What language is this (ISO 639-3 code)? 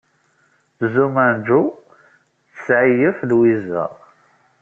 kab